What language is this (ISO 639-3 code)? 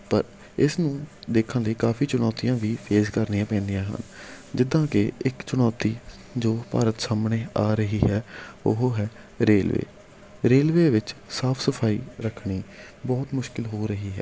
pan